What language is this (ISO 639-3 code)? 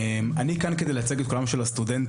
heb